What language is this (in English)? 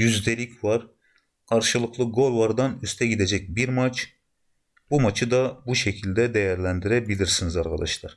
Turkish